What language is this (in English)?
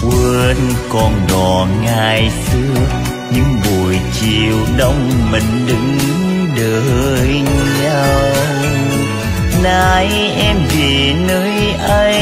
Vietnamese